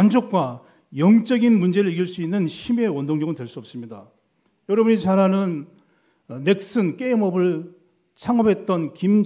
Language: Korean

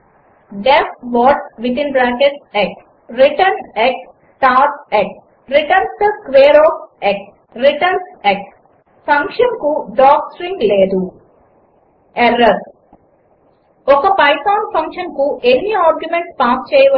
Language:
Telugu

